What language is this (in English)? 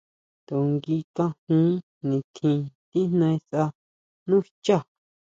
Huautla Mazatec